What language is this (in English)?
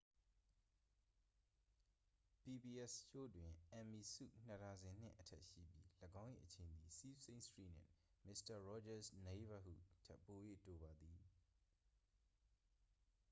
Burmese